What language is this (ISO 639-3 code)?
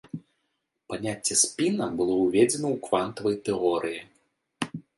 bel